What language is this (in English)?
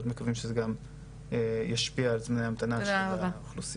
Hebrew